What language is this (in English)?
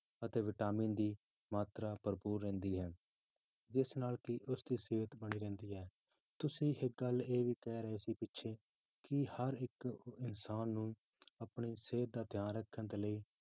Punjabi